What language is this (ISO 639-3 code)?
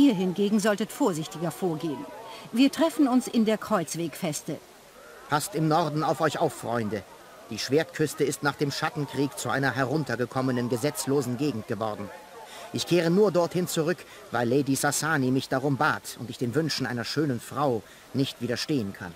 deu